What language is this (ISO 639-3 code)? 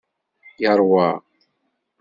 kab